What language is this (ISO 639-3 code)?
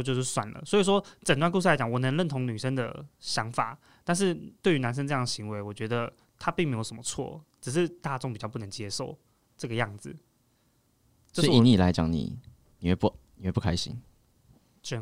zho